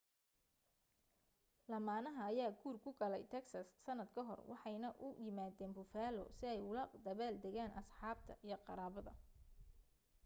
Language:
Somali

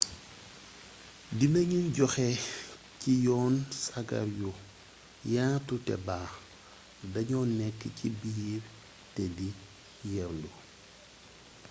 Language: Wolof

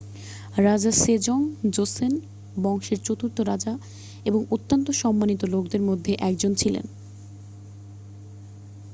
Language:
Bangla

